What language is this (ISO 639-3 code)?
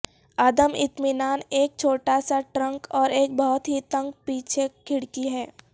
urd